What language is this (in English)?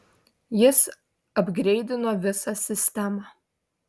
Lithuanian